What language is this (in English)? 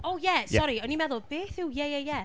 Welsh